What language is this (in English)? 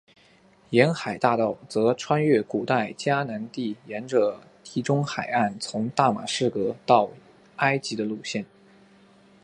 Chinese